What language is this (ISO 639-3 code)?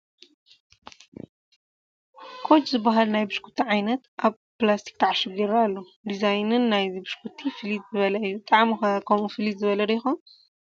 tir